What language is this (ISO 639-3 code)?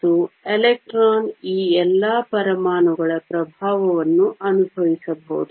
kan